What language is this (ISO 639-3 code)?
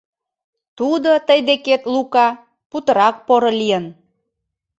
chm